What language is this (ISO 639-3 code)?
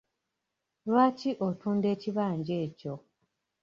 lug